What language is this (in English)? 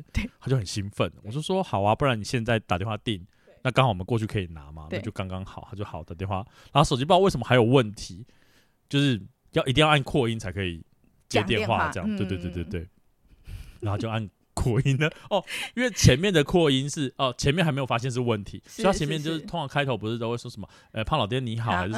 Chinese